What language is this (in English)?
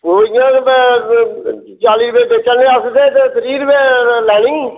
Dogri